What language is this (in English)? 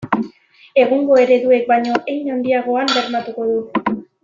Basque